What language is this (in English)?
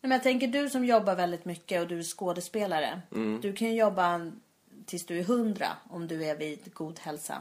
Swedish